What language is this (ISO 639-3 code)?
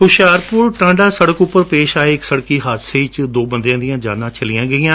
pan